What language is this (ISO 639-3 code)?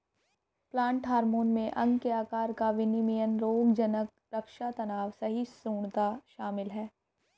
hin